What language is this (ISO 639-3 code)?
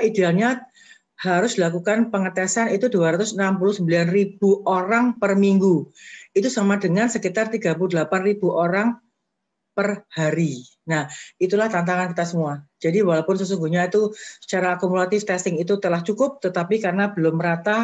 ind